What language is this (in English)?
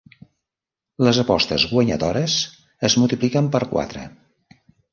Catalan